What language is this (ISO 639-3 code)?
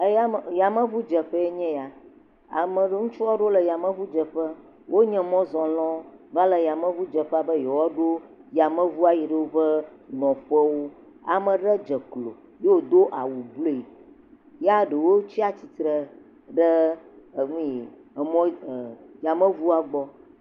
ewe